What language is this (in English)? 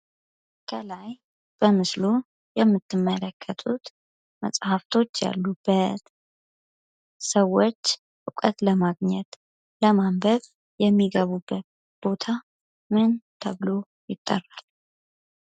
Amharic